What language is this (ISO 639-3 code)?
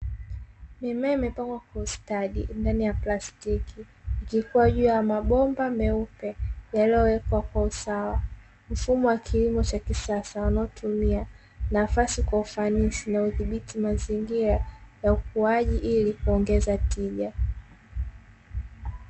swa